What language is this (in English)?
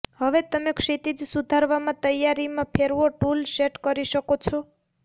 Gujarati